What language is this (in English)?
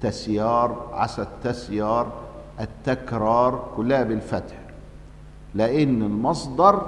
Arabic